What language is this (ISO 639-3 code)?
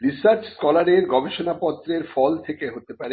ben